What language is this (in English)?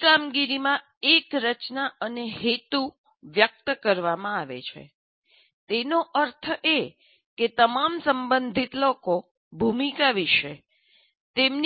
Gujarati